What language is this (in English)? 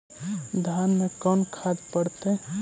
Magahi